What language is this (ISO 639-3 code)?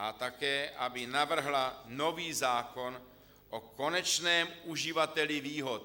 ces